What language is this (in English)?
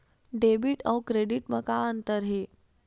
Chhattisgarhi